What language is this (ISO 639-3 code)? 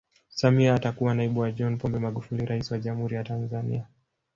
swa